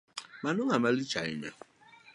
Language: Luo (Kenya and Tanzania)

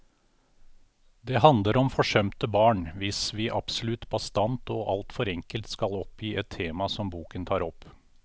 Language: Norwegian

